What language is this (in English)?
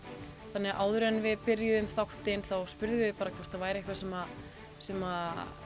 Icelandic